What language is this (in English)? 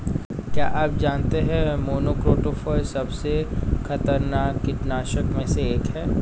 Hindi